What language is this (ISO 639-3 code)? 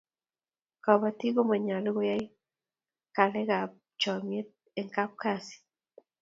kln